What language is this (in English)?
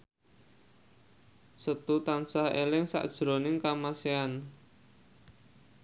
Javanese